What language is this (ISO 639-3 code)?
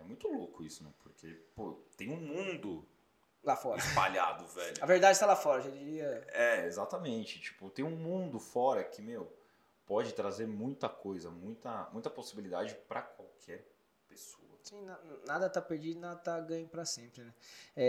por